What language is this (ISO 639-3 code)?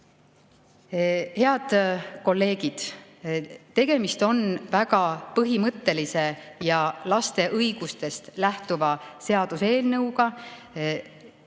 est